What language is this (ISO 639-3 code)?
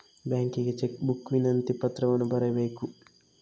kan